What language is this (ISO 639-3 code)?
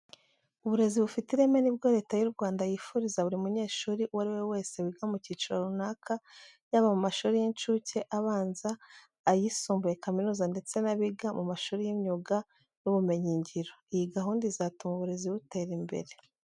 kin